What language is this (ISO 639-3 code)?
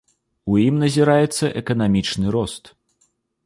bel